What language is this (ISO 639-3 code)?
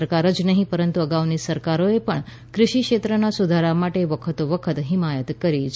guj